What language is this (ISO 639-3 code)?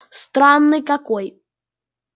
rus